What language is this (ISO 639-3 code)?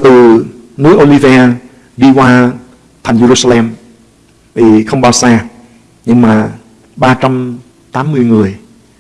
vie